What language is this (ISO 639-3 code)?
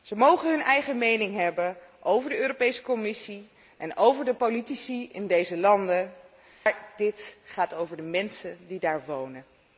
nld